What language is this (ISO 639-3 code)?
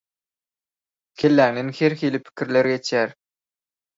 tuk